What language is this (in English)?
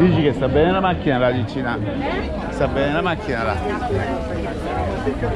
Italian